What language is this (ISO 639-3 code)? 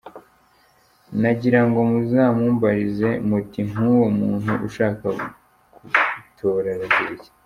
kin